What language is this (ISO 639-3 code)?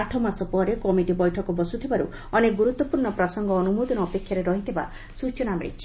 ori